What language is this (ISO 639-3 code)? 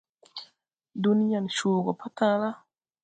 tui